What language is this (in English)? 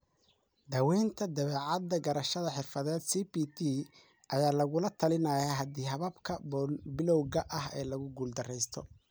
Somali